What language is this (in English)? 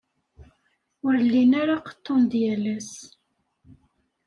Kabyle